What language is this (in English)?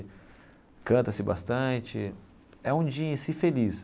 Portuguese